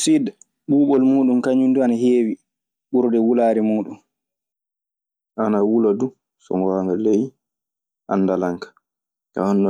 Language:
Maasina Fulfulde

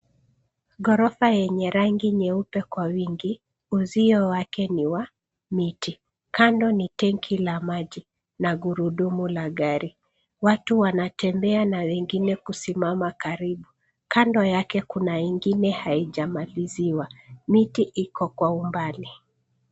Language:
Swahili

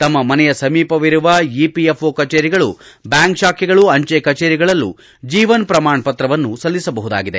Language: Kannada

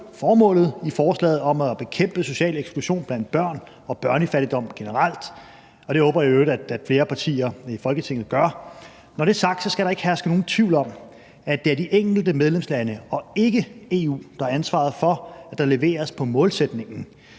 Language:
Danish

